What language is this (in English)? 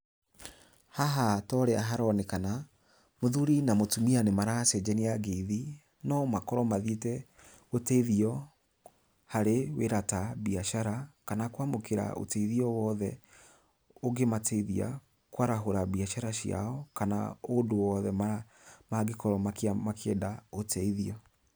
Kikuyu